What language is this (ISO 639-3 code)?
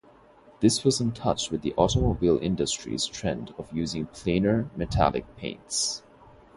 eng